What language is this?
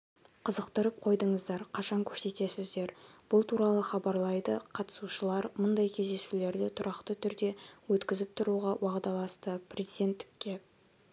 Kazakh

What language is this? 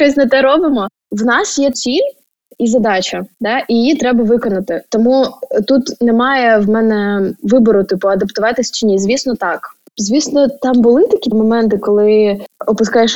Ukrainian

